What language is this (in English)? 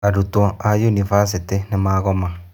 Kikuyu